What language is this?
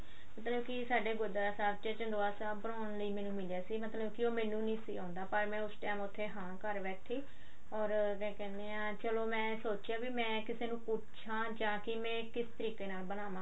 Punjabi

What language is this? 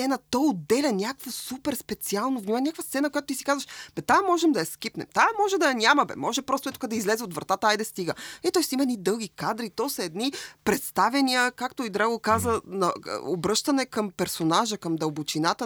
Bulgarian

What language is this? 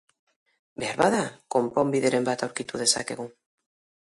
Basque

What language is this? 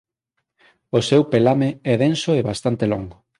Galician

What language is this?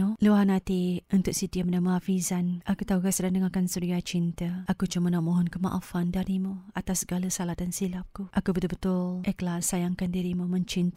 Malay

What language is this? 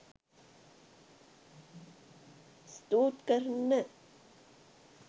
Sinhala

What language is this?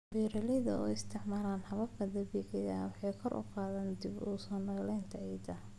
Somali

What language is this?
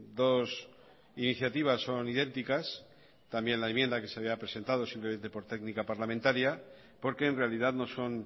Spanish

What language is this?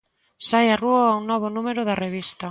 Galician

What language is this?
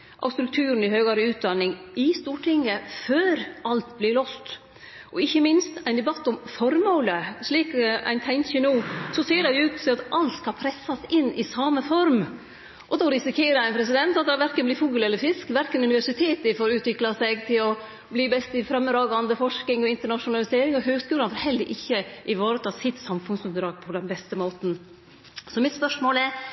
Norwegian Nynorsk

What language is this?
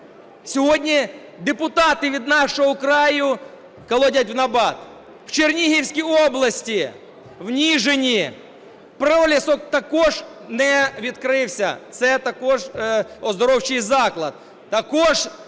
Ukrainian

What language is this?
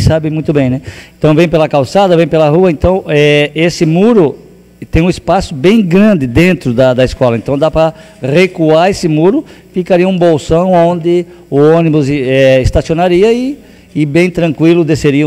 Portuguese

